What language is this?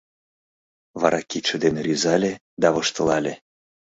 Mari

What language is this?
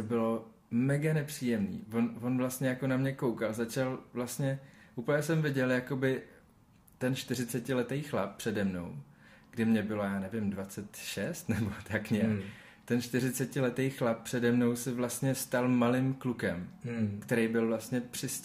Czech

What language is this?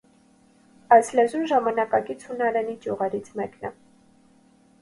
Armenian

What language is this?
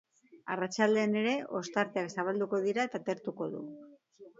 Basque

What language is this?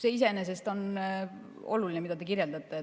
Estonian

